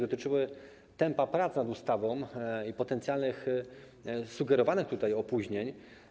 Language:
Polish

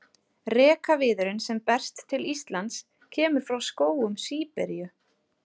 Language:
Icelandic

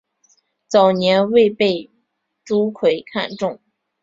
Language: Chinese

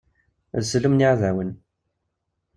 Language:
Kabyle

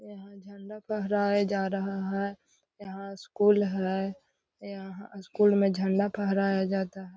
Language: Magahi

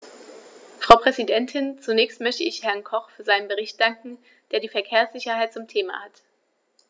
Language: German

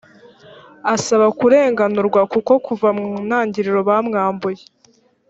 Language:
Kinyarwanda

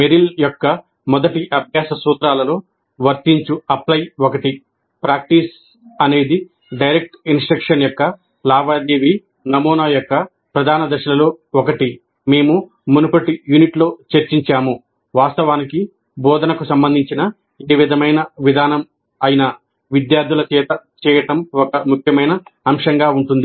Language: Telugu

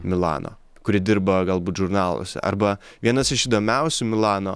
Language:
Lithuanian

